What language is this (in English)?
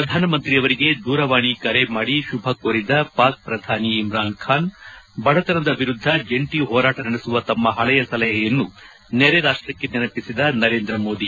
Kannada